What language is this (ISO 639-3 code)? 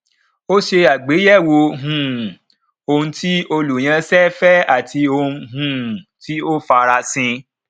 yor